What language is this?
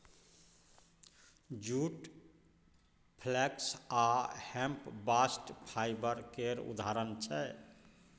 Maithili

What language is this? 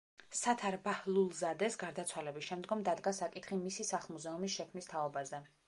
Georgian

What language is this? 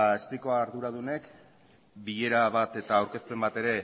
Basque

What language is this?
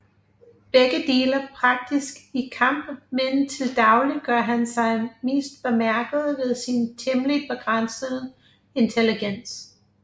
Danish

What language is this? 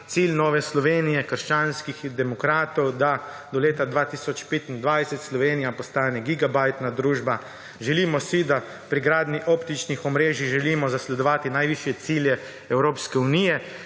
Slovenian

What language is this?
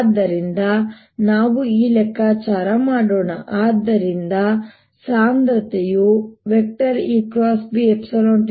Kannada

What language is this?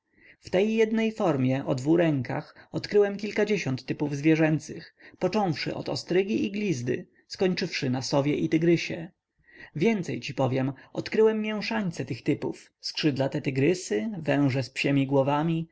Polish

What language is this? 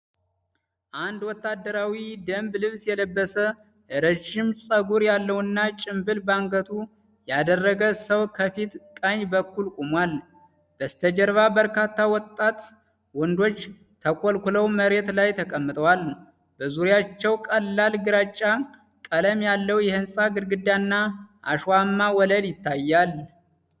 Amharic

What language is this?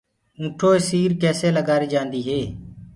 Gurgula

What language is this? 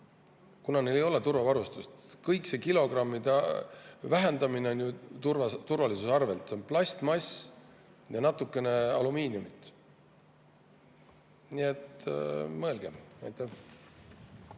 Estonian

